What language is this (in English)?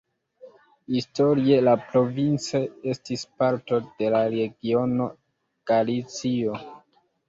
Esperanto